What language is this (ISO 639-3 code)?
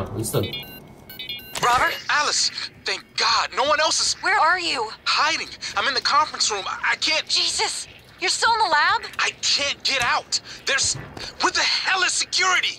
ind